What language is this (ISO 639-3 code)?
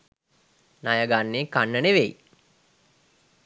sin